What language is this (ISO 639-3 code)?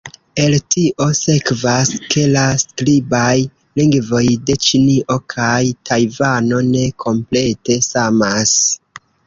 epo